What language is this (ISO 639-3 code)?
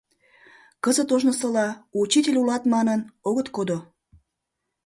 chm